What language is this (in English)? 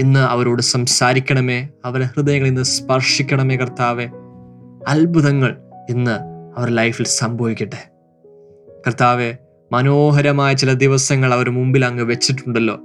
Malayalam